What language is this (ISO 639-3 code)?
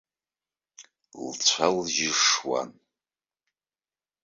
abk